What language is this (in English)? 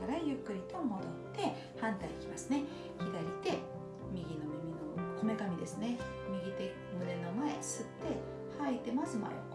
Japanese